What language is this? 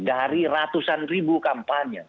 Indonesian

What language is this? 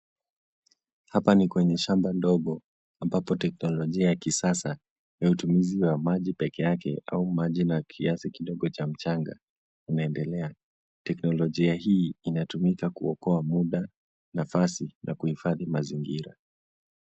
Swahili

